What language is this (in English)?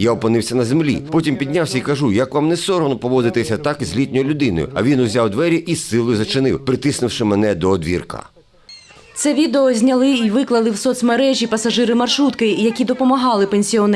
Ukrainian